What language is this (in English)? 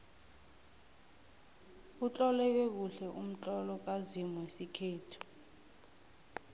South Ndebele